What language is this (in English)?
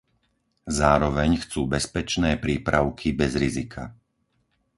Slovak